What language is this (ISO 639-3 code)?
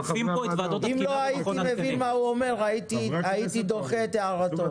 heb